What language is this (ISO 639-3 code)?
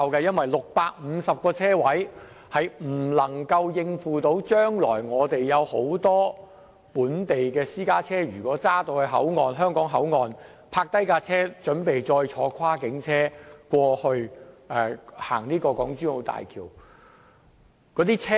yue